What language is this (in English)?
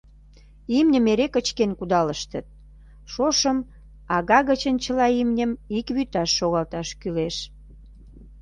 Mari